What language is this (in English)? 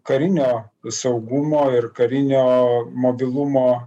Lithuanian